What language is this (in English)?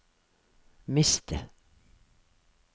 Norwegian